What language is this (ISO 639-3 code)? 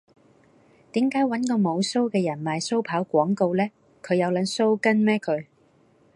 yue